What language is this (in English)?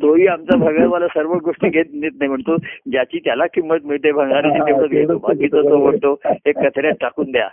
Marathi